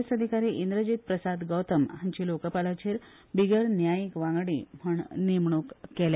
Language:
Konkani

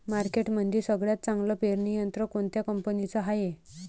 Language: Marathi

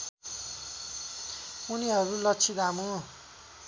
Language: Nepali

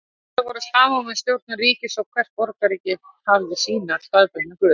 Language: Icelandic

